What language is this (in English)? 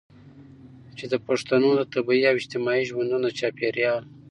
Pashto